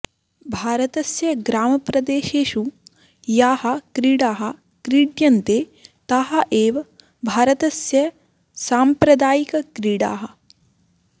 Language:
Sanskrit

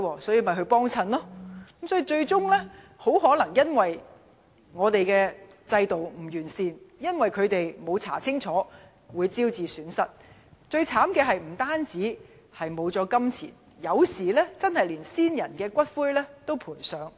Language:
Cantonese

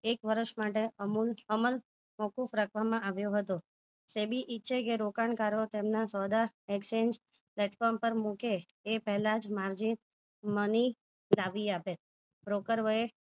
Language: Gujarati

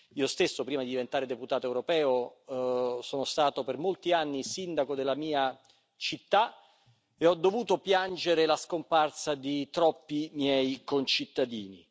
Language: Italian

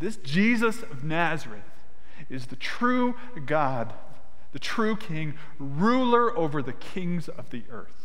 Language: English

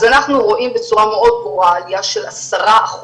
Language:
Hebrew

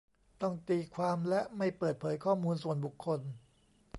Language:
Thai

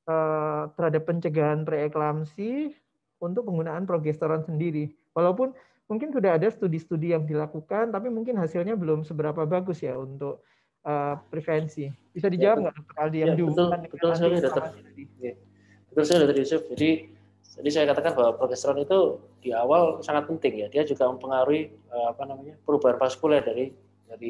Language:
Indonesian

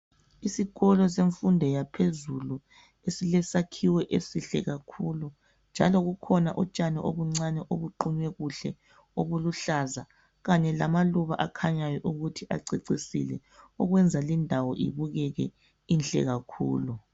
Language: North Ndebele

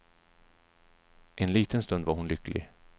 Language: Swedish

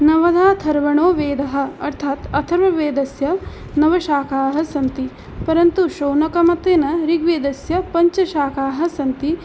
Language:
Sanskrit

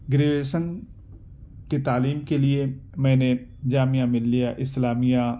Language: Urdu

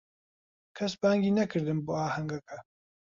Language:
Central Kurdish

